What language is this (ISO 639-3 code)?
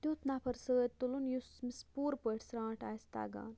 kas